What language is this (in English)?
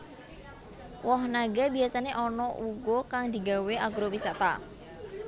Javanese